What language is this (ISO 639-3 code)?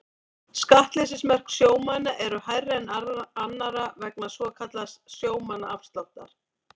isl